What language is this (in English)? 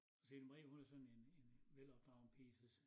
Danish